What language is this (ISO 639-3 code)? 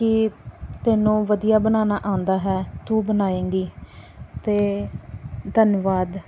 pan